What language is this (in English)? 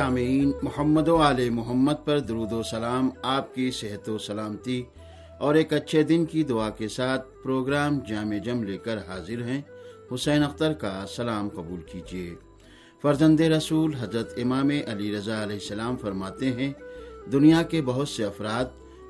Urdu